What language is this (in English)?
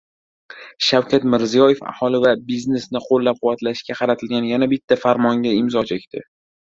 Uzbek